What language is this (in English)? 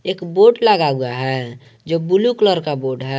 Hindi